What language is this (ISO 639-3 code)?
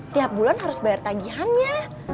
ind